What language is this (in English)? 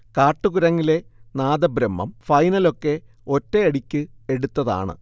Malayalam